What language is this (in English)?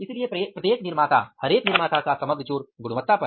Hindi